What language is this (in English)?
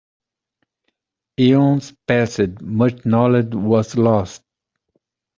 English